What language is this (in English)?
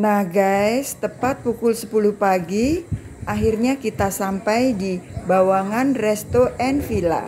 Indonesian